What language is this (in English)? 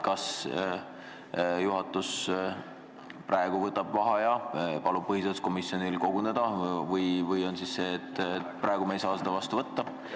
Estonian